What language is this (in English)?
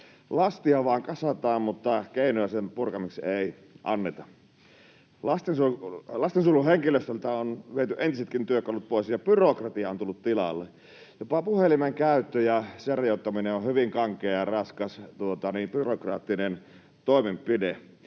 Finnish